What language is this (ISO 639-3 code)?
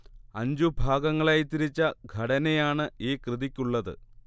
mal